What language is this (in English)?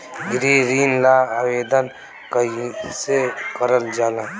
Bhojpuri